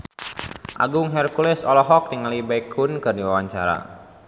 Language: Sundanese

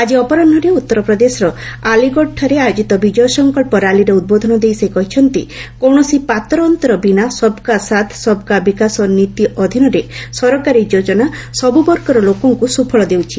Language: Odia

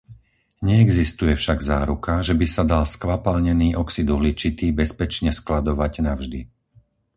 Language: Slovak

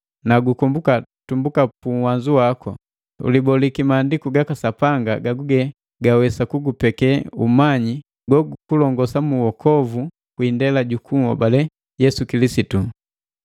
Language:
Matengo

